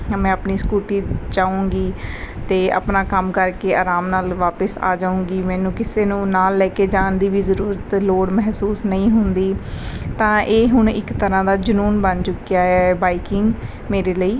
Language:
Punjabi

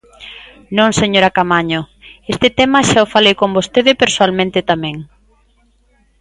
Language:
Galician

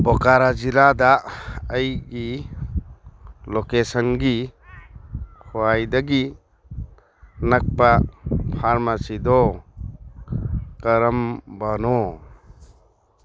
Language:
Manipuri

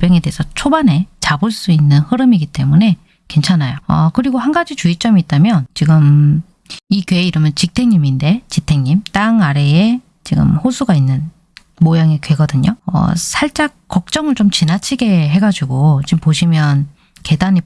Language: Korean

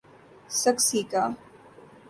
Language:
Urdu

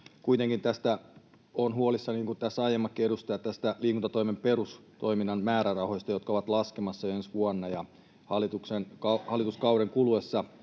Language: Finnish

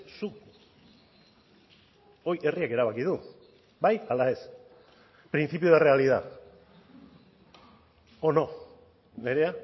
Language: Basque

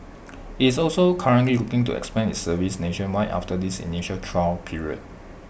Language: English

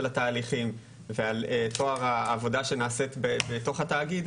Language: Hebrew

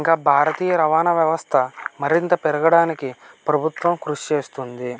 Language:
Telugu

